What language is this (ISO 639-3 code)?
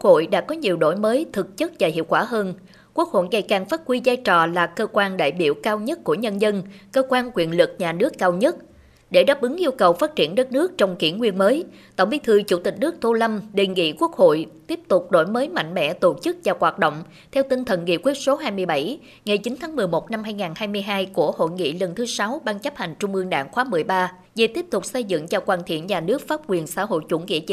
vie